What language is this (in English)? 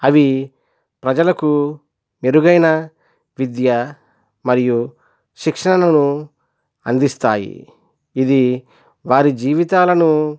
Telugu